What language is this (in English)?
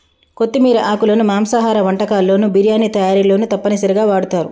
Telugu